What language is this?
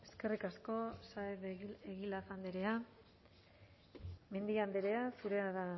Basque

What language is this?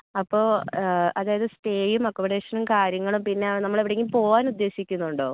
Malayalam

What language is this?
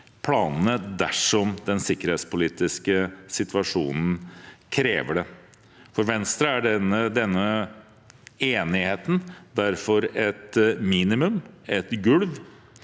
Norwegian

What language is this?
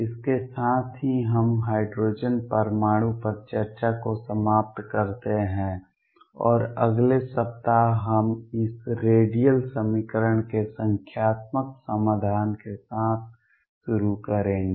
Hindi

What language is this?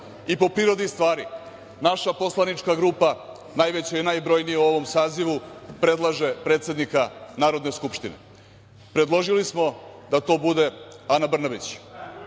Serbian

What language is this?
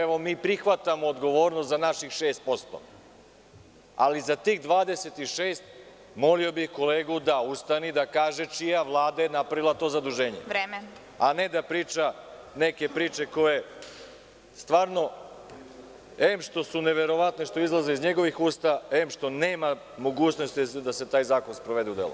Serbian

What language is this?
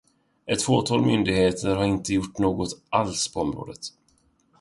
Swedish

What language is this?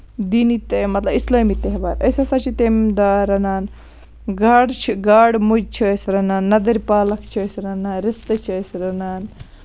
Kashmiri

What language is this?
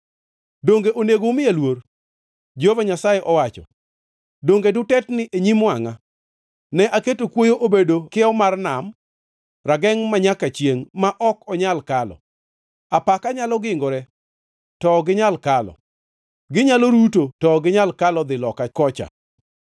Luo (Kenya and Tanzania)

